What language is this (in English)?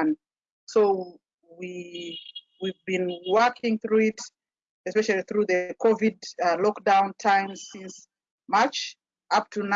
English